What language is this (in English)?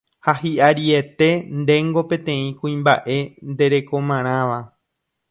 Guarani